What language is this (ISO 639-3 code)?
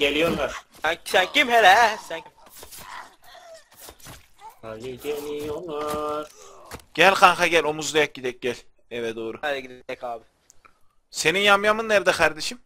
tur